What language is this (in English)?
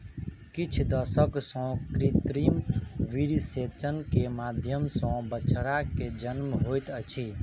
Maithili